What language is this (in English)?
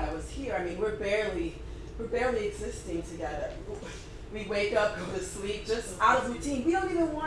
English